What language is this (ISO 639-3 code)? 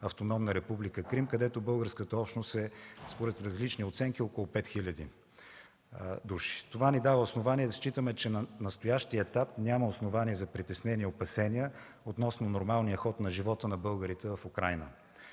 bul